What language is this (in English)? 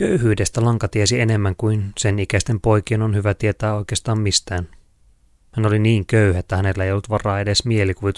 Finnish